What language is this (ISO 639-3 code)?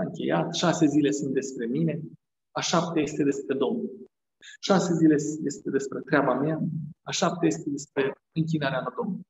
ron